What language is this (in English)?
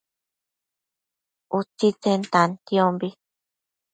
Matsés